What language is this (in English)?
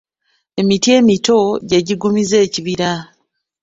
Ganda